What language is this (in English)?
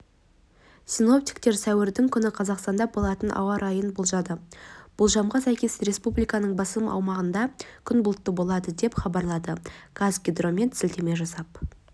Kazakh